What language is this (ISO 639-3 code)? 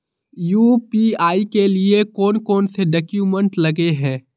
mag